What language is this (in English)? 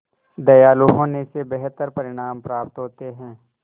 Hindi